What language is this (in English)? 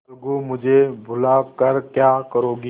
Hindi